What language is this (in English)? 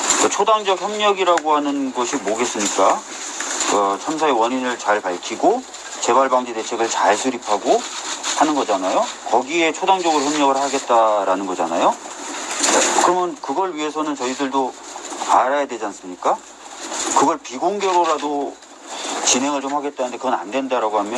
Korean